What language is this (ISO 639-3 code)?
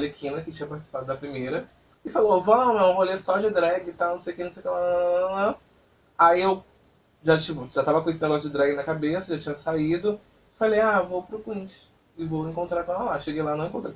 por